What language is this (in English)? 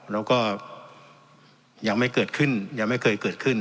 Thai